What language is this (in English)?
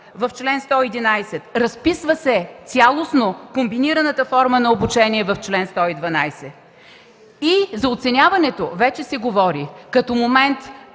Bulgarian